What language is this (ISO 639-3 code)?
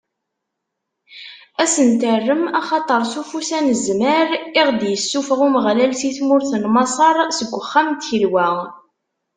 kab